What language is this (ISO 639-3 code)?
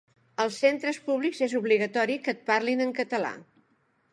cat